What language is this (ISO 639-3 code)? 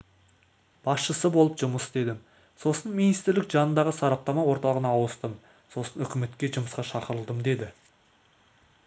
kaz